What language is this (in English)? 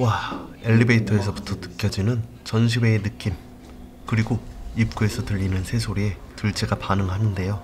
Korean